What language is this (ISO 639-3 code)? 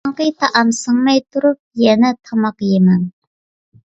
uig